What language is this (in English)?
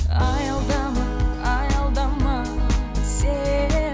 Kazakh